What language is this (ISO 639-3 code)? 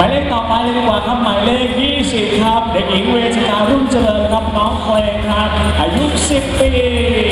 tha